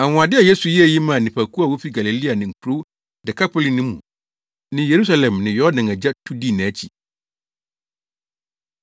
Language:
Akan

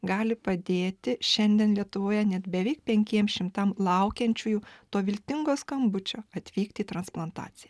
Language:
Lithuanian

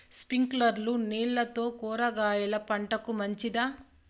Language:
Telugu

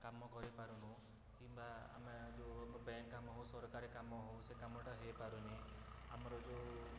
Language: Odia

